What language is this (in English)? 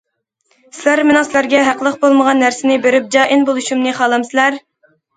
Uyghur